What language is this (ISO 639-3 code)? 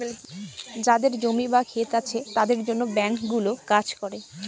ben